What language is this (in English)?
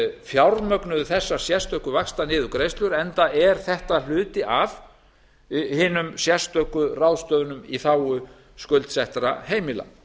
Icelandic